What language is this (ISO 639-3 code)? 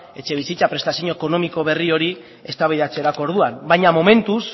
eus